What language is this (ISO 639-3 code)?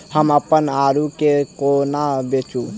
mai